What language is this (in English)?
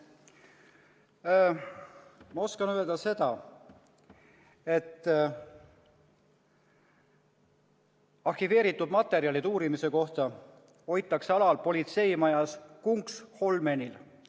Estonian